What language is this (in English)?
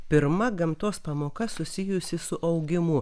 Lithuanian